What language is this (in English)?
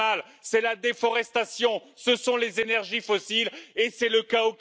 French